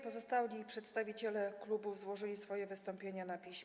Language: Polish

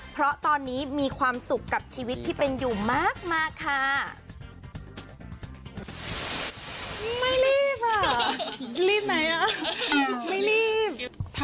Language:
Thai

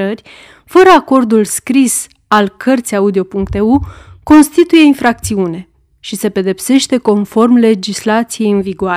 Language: Romanian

